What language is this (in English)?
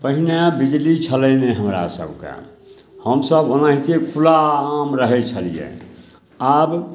Maithili